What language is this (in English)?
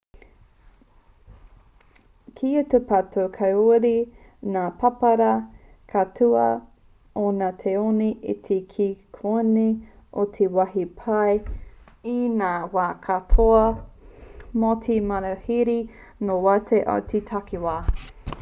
Māori